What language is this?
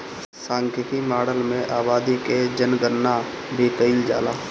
Bhojpuri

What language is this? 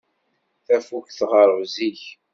Kabyle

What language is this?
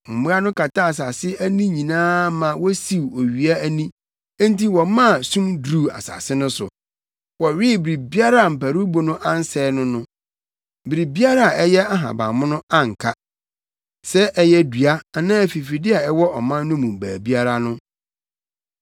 Akan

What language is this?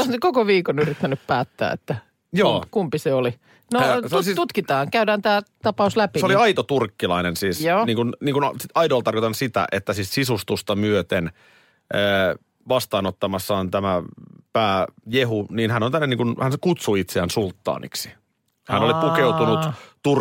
Finnish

